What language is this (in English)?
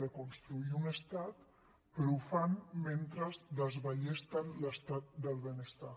Catalan